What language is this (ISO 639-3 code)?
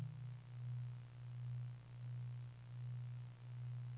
nor